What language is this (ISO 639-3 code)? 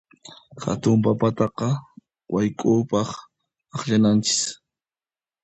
qxp